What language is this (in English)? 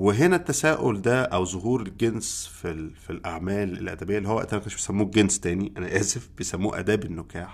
Arabic